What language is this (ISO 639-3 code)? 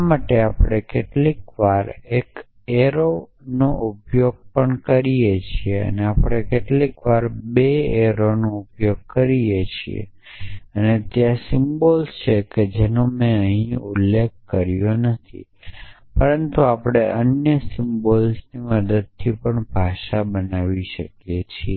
guj